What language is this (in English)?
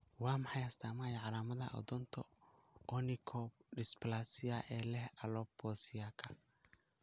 Somali